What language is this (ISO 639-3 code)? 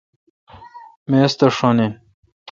xka